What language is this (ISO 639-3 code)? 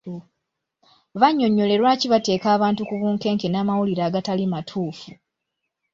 lug